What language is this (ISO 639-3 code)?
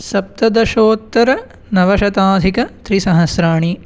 san